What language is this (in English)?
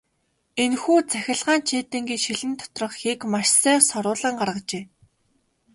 Mongolian